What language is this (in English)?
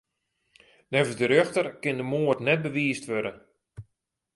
Western Frisian